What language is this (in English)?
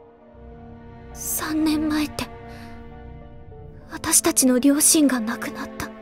Japanese